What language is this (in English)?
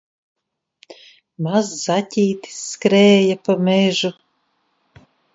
Latvian